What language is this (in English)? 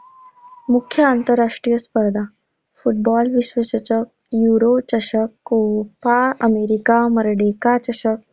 Marathi